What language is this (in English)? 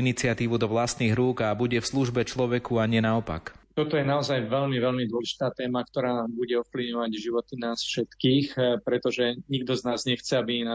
Slovak